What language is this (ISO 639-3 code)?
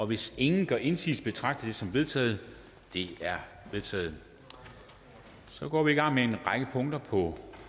dan